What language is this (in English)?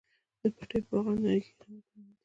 Pashto